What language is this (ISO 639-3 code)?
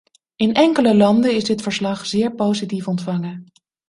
nld